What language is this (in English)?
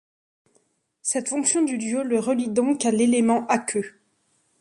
French